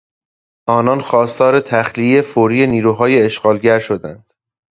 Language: Persian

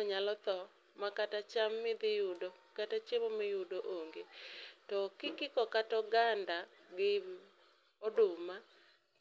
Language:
Luo (Kenya and Tanzania)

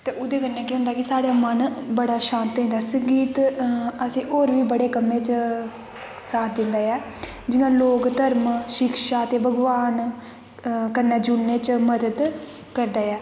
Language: Dogri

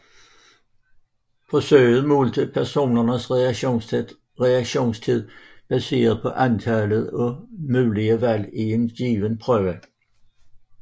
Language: Danish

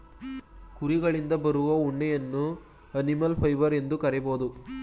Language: Kannada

